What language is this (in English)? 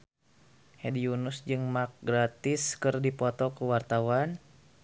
Sundanese